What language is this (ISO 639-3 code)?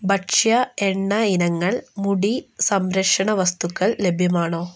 mal